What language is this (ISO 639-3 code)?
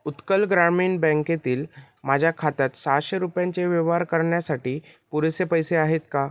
mar